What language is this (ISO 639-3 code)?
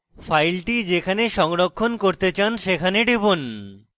ben